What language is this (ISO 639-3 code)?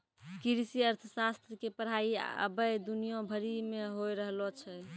mai